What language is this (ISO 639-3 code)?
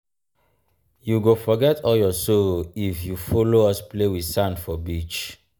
pcm